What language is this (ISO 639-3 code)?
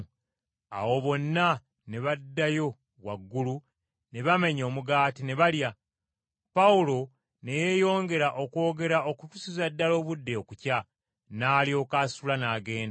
lug